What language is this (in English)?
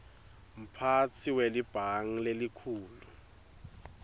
Swati